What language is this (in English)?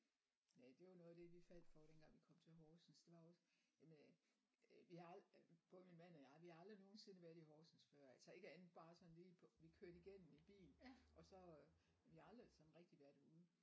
Danish